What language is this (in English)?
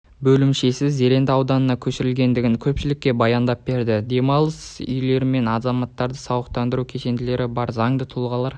Kazakh